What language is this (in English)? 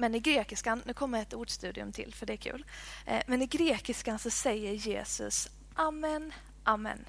Swedish